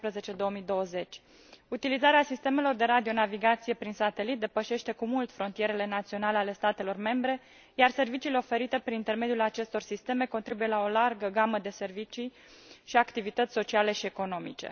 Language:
Romanian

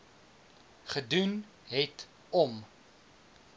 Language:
Afrikaans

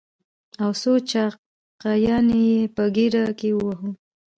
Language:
Pashto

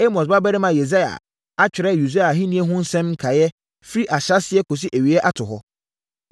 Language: Akan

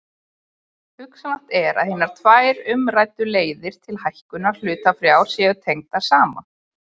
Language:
Icelandic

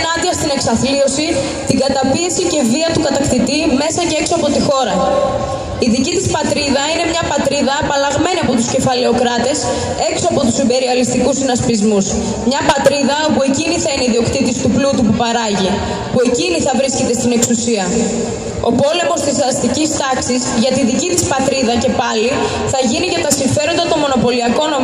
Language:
Greek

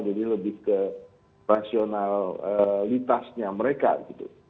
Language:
Indonesian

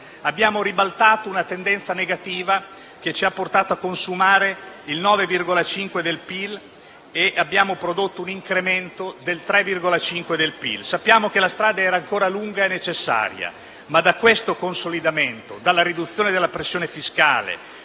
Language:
Italian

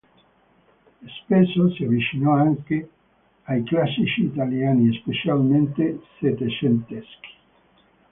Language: Italian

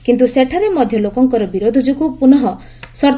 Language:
Odia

